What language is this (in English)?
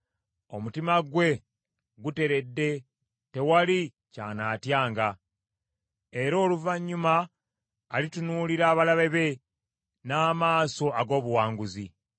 Ganda